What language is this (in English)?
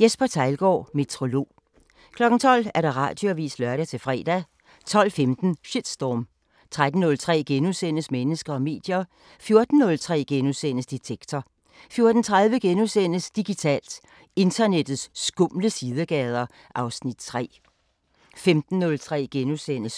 Danish